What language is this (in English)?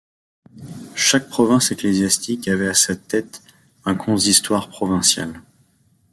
French